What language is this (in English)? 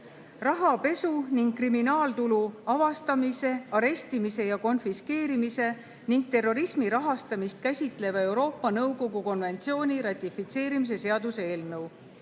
Estonian